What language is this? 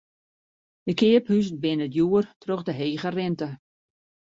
Western Frisian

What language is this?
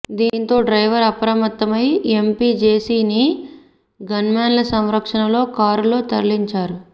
Telugu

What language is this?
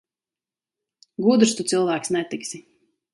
Latvian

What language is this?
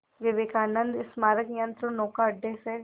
Hindi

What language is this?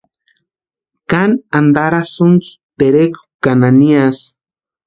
Western Highland Purepecha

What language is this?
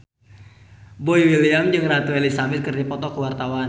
Sundanese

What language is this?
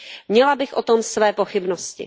Czech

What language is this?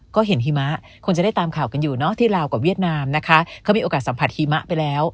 Thai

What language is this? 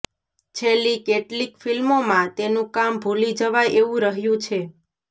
Gujarati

